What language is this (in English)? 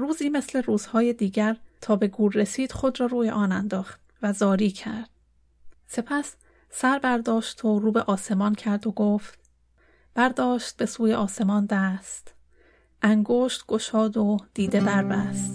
Persian